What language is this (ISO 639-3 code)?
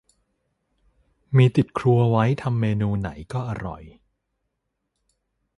tha